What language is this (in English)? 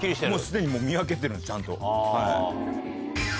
Japanese